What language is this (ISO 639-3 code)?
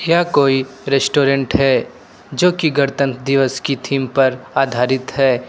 hin